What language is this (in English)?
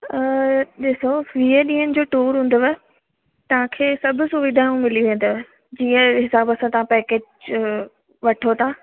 Sindhi